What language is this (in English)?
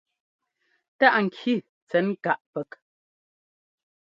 Ngomba